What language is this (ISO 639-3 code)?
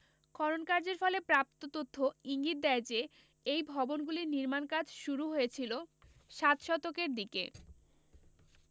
ben